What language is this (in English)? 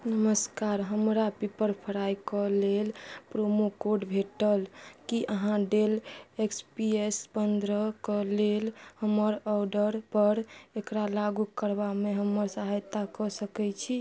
Maithili